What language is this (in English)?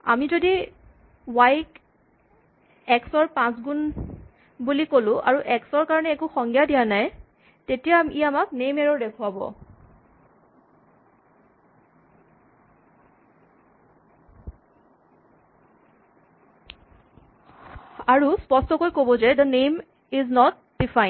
Assamese